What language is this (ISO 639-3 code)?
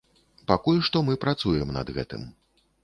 bel